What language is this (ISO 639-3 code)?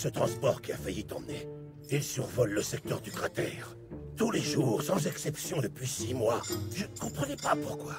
fra